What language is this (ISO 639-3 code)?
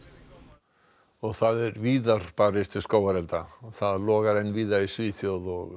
isl